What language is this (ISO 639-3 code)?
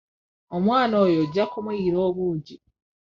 lug